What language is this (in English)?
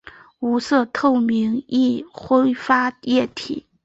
Chinese